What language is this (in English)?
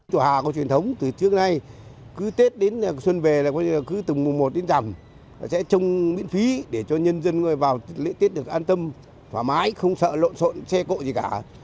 Vietnamese